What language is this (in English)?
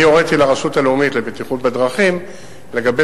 Hebrew